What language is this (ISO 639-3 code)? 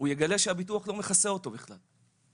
heb